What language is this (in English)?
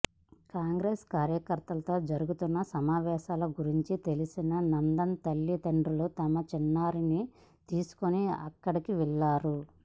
Telugu